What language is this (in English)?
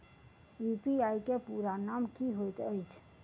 Maithili